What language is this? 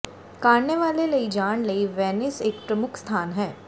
Punjabi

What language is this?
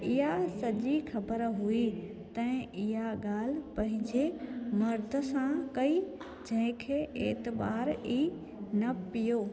Sindhi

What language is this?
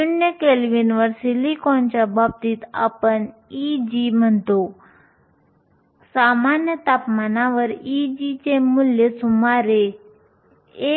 Marathi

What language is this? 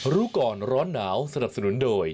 Thai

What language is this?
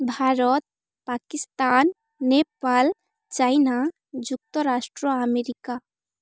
Odia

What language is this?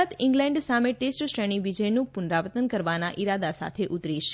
Gujarati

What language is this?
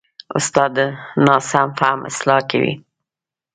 Pashto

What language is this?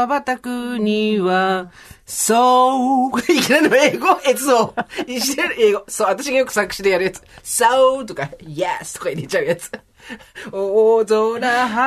Japanese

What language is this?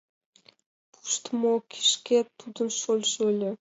Mari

